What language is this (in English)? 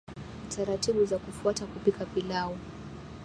Swahili